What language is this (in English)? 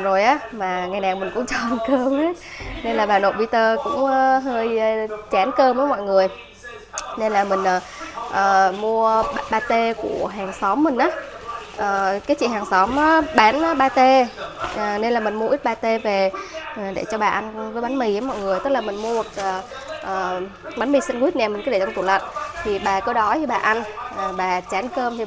Vietnamese